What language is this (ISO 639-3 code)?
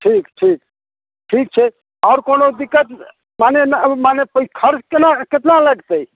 mai